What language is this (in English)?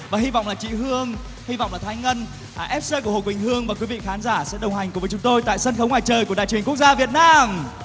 Vietnamese